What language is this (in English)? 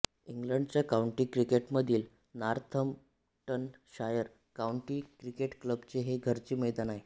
Marathi